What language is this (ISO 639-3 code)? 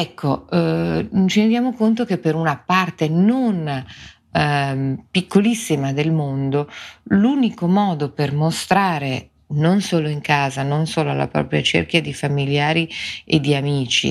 ita